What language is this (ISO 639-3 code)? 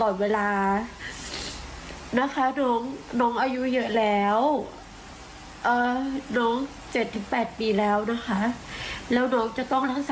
tha